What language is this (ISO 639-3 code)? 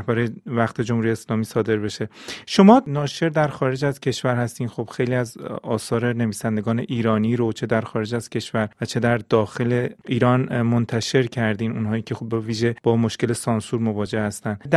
fas